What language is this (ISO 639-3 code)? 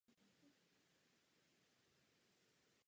ces